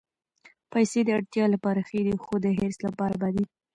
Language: Pashto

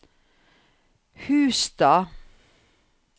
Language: Norwegian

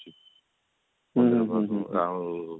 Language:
Odia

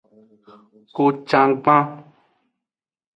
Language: Aja (Benin)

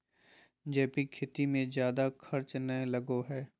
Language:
Magahi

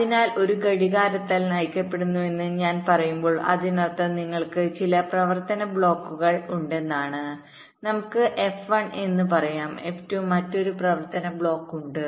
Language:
Malayalam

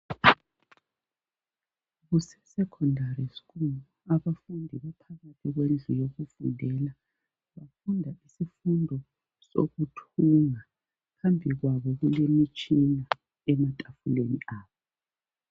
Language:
North Ndebele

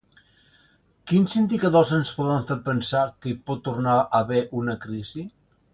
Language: Catalan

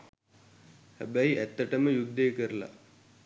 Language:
Sinhala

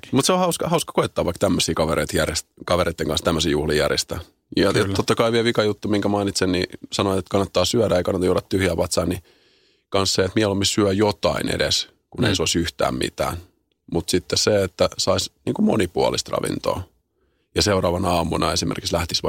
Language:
Finnish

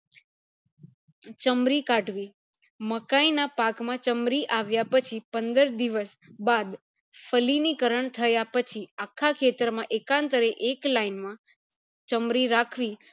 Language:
Gujarati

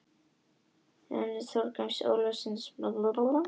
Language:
Icelandic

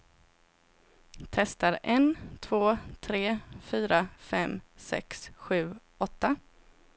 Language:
Swedish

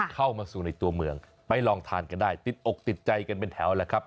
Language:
Thai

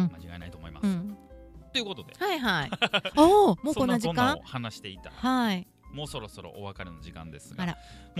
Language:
Japanese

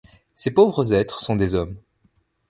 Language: French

